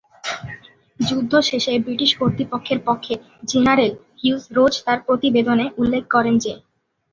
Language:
Bangla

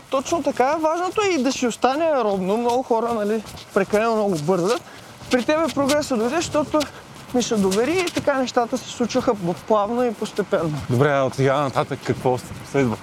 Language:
Bulgarian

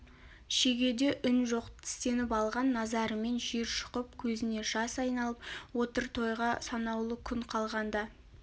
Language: Kazakh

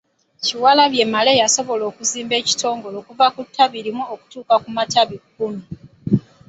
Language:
Ganda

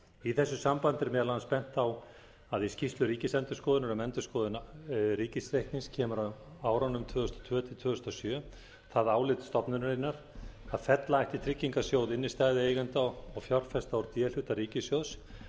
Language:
Icelandic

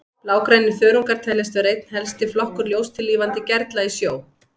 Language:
Icelandic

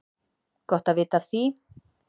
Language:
Icelandic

